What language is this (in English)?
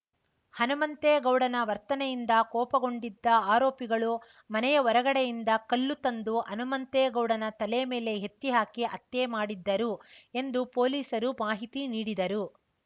Kannada